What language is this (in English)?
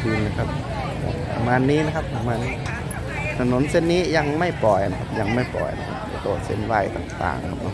Thai